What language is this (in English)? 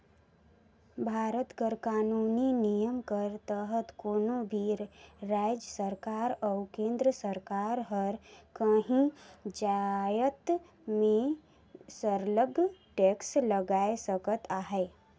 Chhattisgarhi